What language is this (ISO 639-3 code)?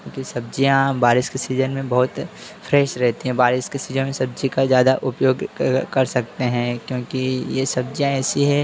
hin